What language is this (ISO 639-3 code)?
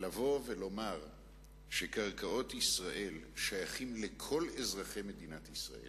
heb